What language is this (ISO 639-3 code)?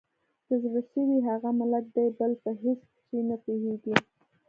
pus